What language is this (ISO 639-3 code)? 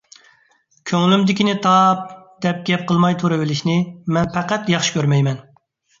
uig